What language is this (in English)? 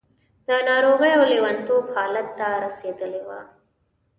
Pashto